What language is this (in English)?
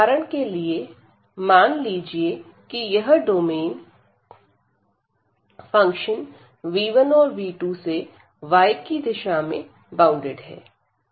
Hindi